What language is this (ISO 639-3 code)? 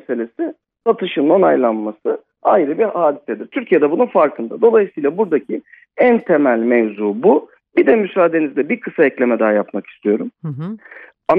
tur